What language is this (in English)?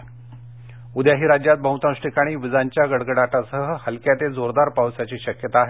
Marathi